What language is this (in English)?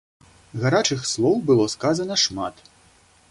Belarusian